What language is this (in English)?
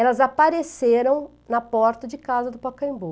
Portuguese